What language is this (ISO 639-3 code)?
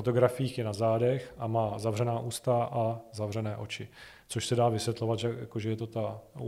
ces